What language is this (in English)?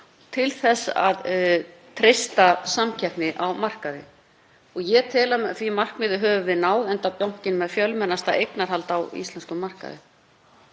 Icelandic